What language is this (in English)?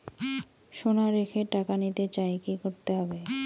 Bangla